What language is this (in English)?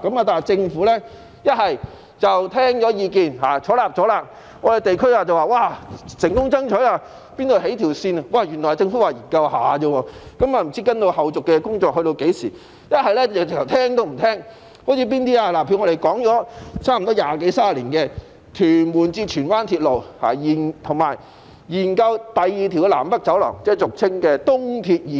Cantonese